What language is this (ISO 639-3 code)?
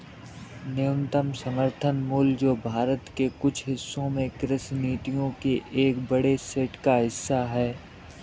hin